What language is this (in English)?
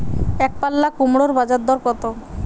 Bangla